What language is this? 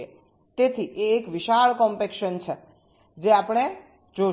Gujarati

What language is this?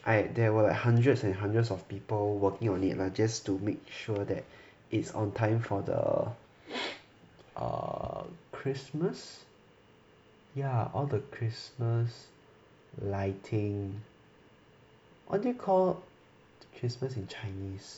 English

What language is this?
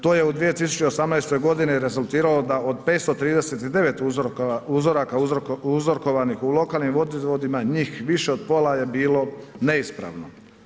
Croatian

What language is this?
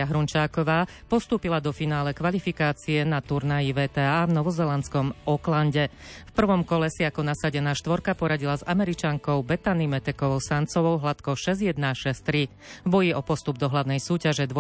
Slovak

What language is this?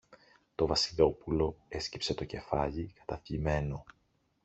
Greek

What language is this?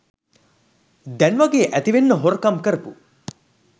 Sinhala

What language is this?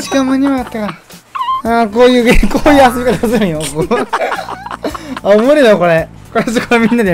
Japanese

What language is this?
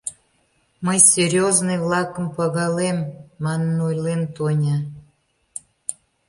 Mari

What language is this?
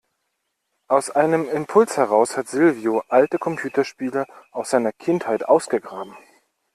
German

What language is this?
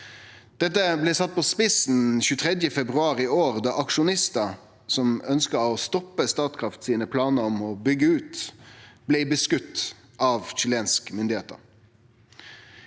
Norwegian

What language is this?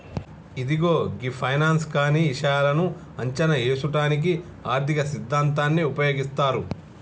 Telugu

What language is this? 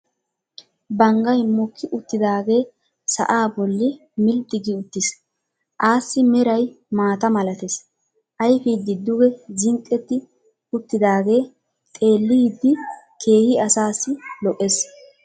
Wolaytta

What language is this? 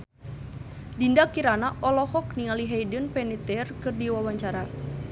Sundanese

